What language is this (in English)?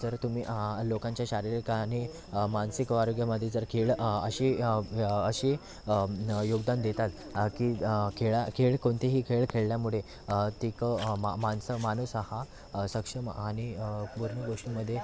Marathi